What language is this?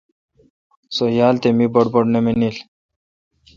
Kalkoti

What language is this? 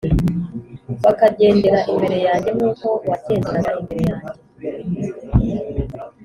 Kinyarwanda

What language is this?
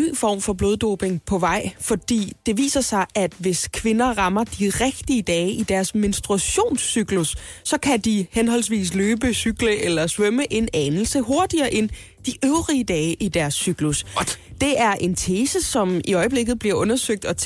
Danish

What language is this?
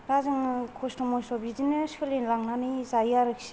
Bodo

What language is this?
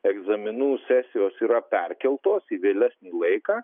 Lithuanian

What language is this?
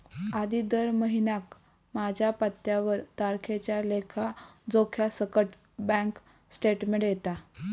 Marathi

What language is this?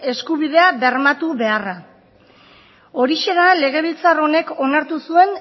Basque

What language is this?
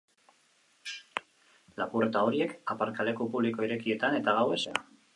Basque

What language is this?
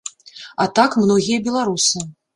Belarusian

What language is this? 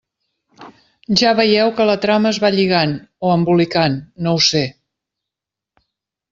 Catalan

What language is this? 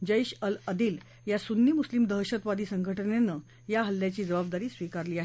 Marathi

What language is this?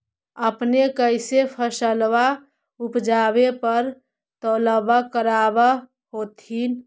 Magahi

